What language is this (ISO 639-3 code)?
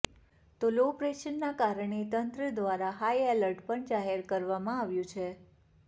guj